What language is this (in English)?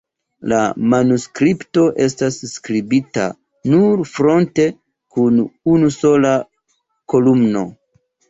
Esperanto